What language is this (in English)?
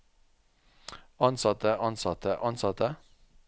Norwegian